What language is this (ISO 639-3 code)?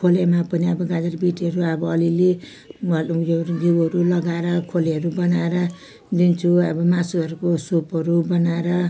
nep